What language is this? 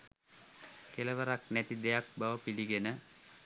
Sinhala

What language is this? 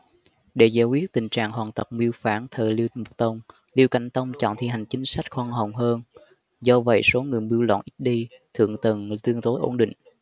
Vietnamese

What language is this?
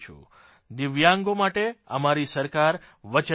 Gujarati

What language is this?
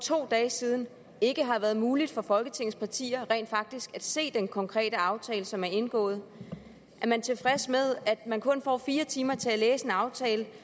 Danish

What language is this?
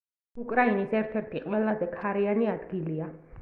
Georgian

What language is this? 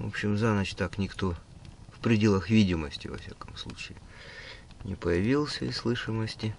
Russian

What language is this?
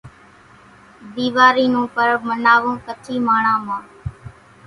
Kachi Koli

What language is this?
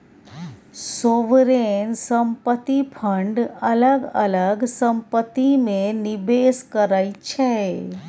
Maithili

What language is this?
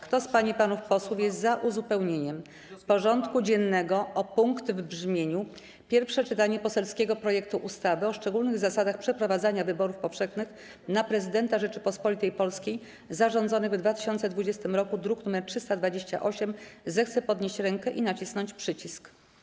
Polish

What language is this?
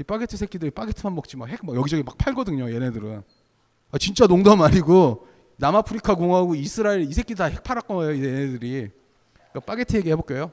Korean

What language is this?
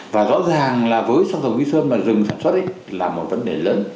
Vietnamese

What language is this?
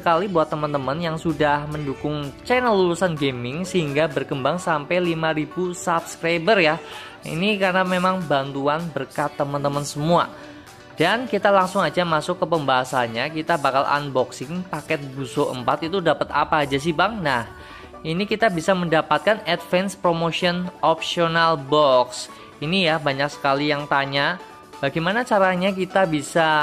Indonesian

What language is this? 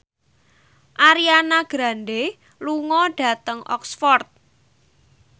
Javanese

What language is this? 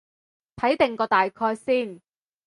Cantonese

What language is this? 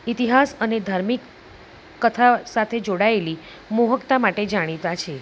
Gujarati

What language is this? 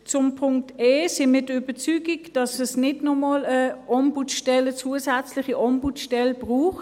Swiss German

